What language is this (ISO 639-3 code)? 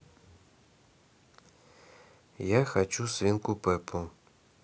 rus